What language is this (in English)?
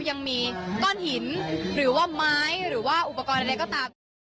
Thai